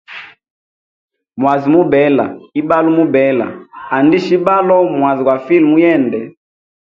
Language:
Hemba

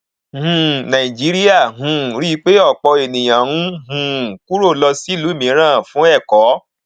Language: Yoruba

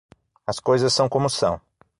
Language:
Portuguese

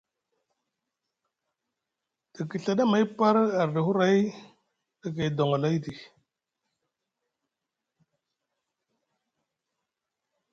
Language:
Musgu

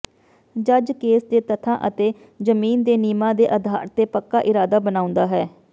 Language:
Punjabi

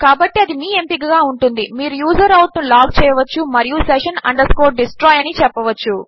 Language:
Telugu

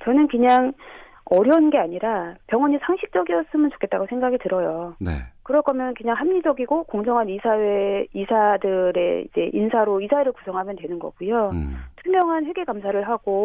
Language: Korean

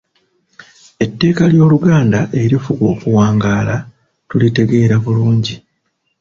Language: Ganda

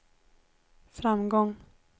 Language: Swedish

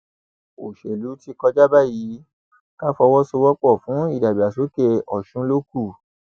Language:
Yoruba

